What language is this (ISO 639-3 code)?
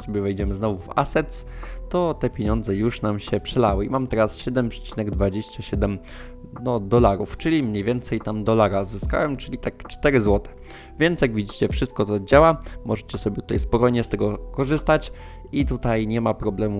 pol